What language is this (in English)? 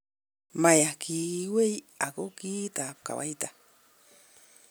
Kalenjin